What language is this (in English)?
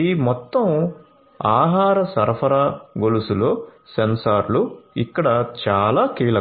Telugu